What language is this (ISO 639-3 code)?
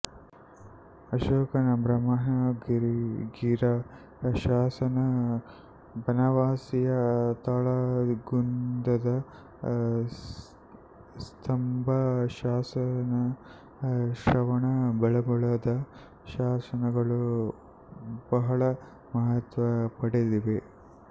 kan